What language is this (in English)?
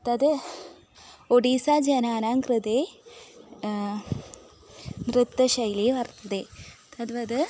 Sanskrit